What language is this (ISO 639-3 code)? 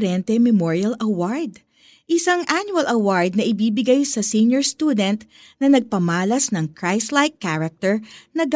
fil